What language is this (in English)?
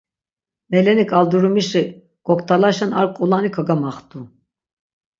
Laz